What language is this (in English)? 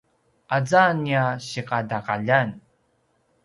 Paiwan